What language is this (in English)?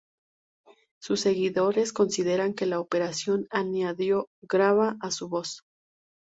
Spanish